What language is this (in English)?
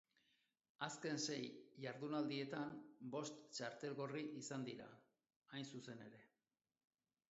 Basque